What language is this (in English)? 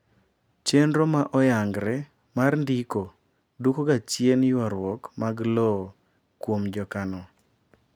Luo (Kenya and Tanzania)